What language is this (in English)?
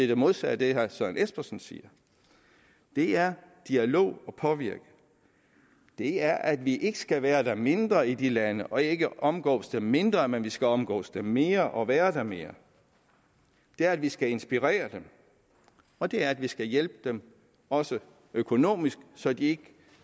Danish